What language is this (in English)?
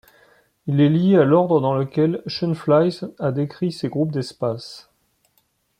French